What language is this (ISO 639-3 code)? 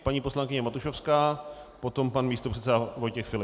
ces